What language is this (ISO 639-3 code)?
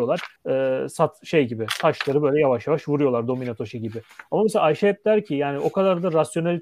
tur